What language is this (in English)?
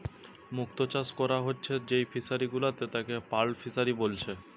Bangla